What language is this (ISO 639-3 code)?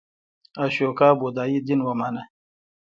pus